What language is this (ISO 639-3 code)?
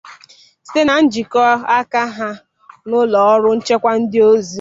ibo